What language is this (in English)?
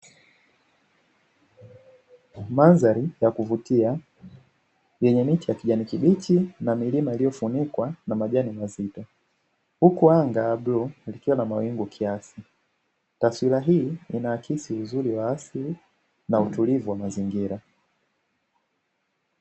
Swahili